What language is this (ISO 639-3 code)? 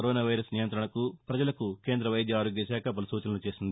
tel